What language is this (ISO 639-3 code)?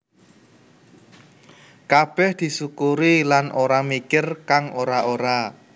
jav